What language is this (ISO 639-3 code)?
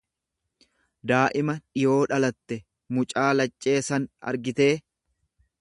orm